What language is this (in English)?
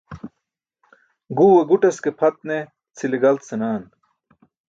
Burushaski